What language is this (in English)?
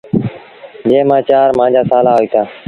Sindhi Bhil